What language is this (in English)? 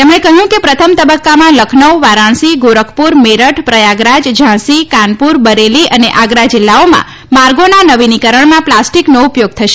Gujarati